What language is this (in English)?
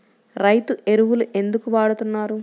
Telugu